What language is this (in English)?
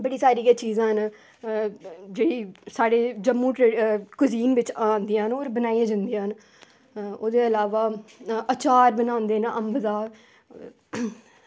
Dogri